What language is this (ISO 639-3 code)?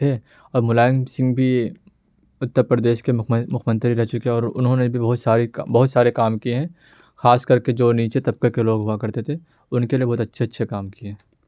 urd